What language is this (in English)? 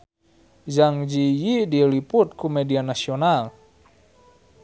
Sundanese